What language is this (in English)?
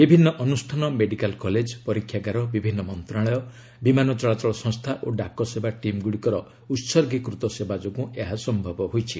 Odia